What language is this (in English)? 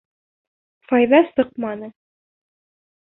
Bashkir